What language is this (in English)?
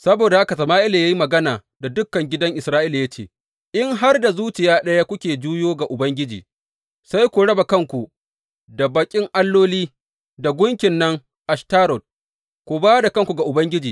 Hausa